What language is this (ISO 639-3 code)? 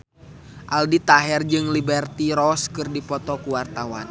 sun